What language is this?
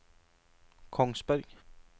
Norwegian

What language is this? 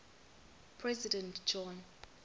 Xhosa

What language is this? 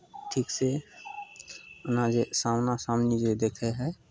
Maithili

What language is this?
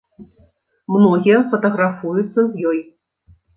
Belarusian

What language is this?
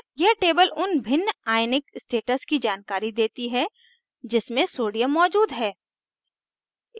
Hindi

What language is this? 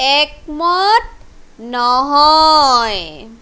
Assamese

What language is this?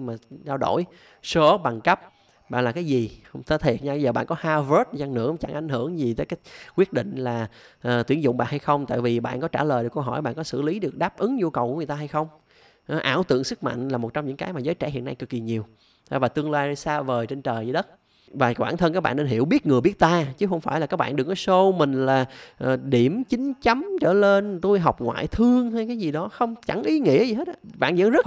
Vietnamese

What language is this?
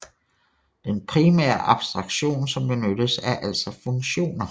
Danish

